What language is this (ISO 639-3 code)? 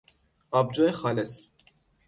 fas